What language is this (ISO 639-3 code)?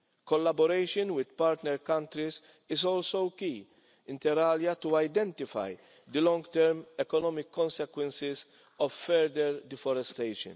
eng